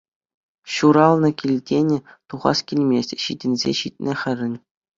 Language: Chuvash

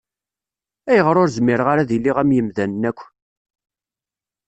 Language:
Kabyle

